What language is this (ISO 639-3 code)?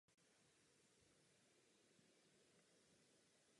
ces